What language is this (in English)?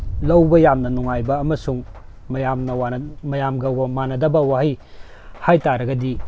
Manipuri